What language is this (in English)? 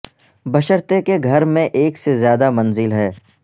Urdu